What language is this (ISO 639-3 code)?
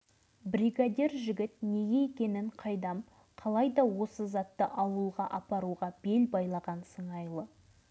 kaz